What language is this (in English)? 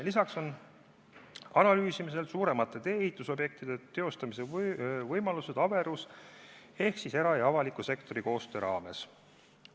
Estonian